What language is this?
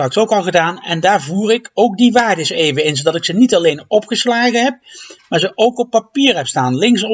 Dutch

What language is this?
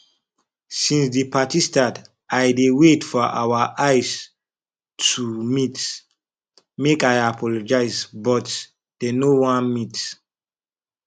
Nigerian Pidgin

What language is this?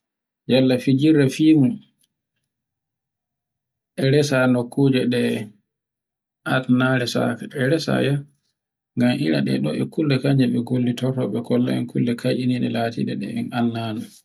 Borgu Fulfulde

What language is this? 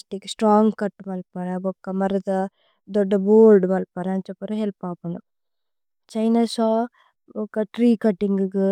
Tulu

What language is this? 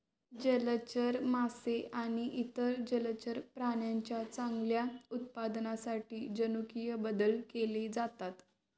Marathi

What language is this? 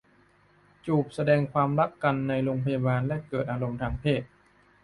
Thai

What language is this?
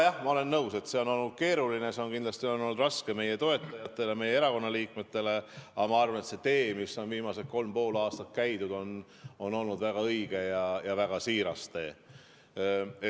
Estonian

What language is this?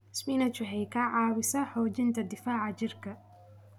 Somali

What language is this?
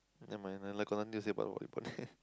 English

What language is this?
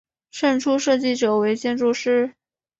Chinese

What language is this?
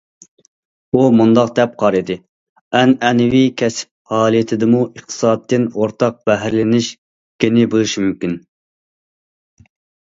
Uyghur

